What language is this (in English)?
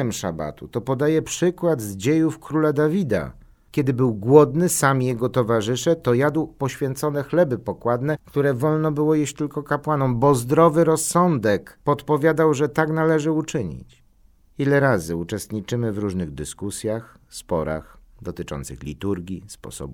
Polish